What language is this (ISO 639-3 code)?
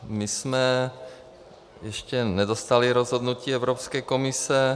ces